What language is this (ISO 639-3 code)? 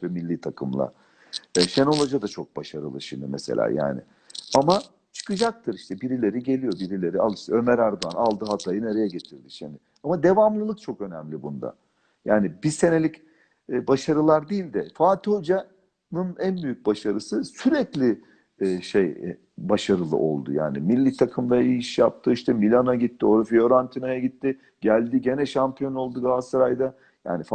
tur